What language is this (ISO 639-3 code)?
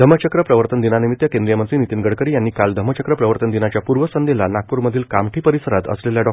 mar